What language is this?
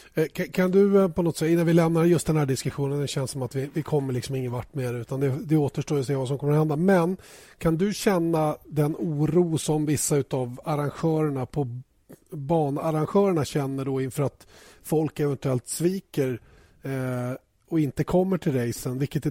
Swedish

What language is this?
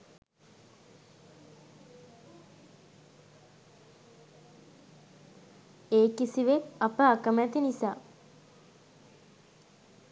Sinhala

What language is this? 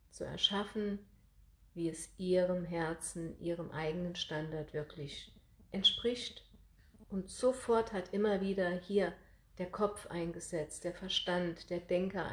German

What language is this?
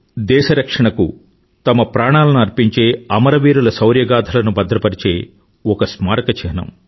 Telugu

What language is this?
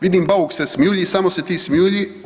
Croatian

